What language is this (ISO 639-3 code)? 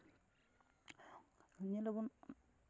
sat